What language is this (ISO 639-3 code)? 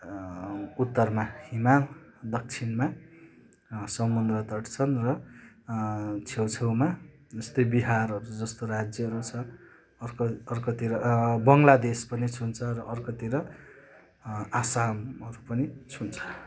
nep